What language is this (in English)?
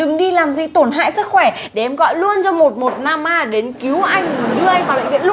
Vietnamese